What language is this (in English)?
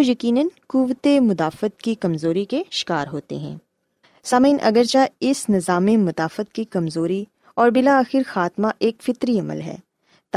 Urdu